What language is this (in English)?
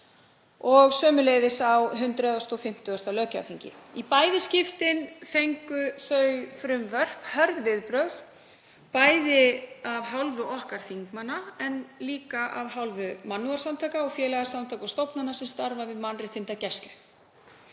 Icelandic